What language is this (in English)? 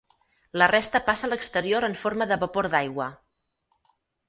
Catalan